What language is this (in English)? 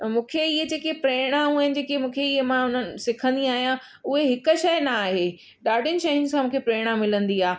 Sindhi